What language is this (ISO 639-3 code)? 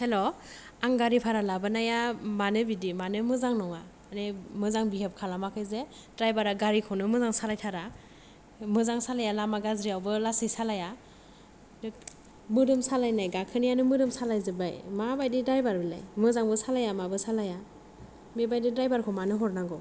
brx